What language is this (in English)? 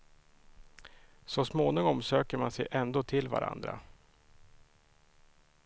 Swedish